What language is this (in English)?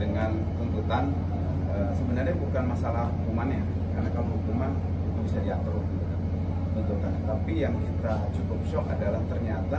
Indonesian